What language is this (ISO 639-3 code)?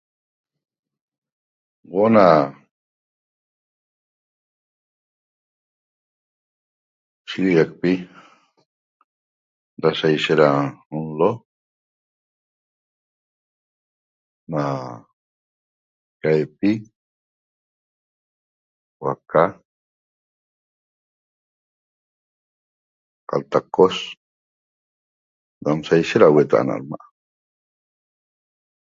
tob